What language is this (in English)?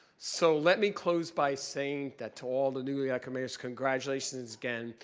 English